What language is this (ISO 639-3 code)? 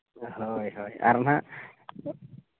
sat